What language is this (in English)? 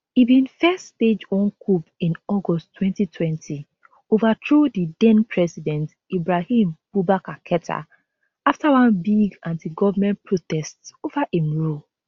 Nigerian Pidgin